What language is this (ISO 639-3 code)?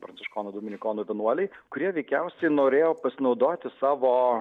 lit